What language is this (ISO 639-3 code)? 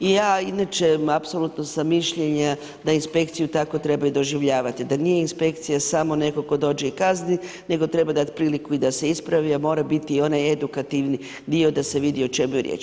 hrv